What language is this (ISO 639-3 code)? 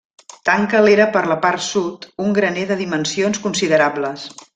cat